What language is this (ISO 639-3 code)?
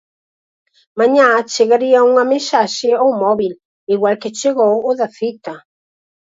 glg